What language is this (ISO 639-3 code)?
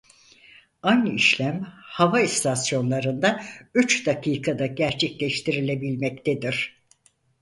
tur